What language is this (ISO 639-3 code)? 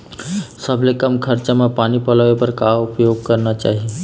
hne